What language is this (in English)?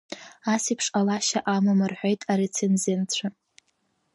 Abkhazian